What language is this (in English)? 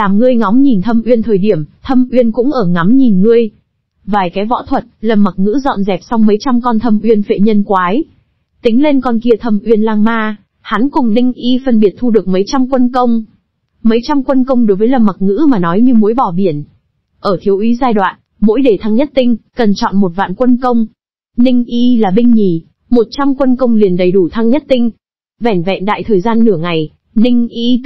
Vietnamese